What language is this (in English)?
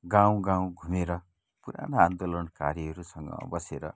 Nepali